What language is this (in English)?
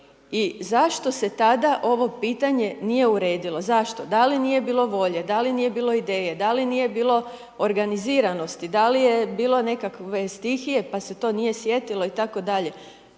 Croatian